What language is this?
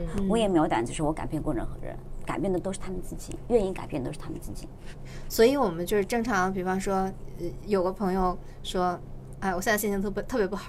Chinese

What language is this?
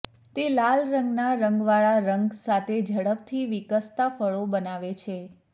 Gujarati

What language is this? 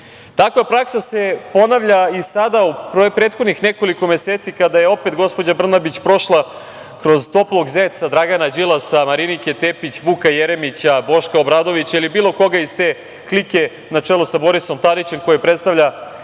Serbian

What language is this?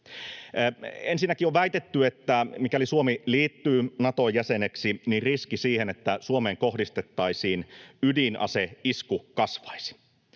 Finnish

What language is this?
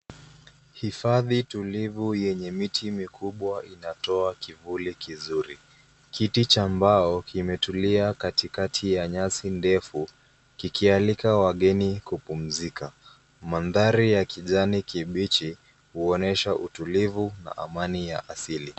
Swahili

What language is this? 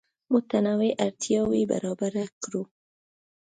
Pashto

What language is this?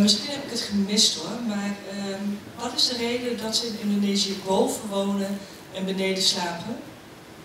Dutch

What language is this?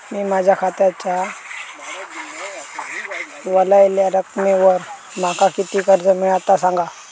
Marathi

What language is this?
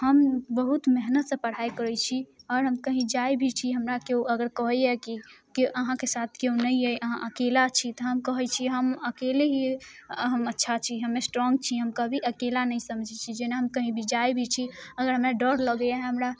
Maithili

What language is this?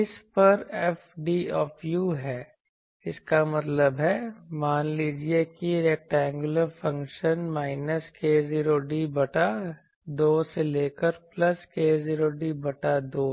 Hindi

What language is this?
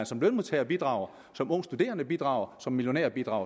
Danish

